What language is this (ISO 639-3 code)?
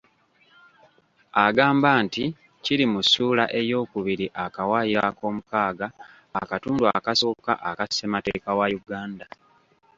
lug